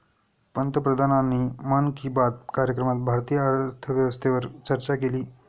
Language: Marathi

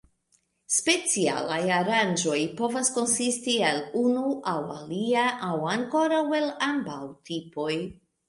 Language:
Esperanto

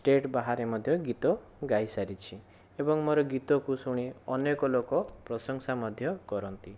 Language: Odia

